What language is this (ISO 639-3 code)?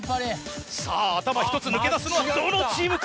jpn